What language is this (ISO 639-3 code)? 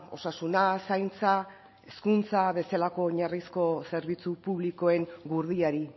eus